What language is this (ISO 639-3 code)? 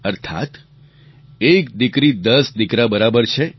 guj